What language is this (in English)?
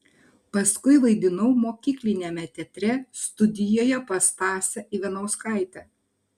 Lithuanian